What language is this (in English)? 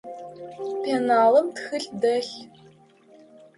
Adyghe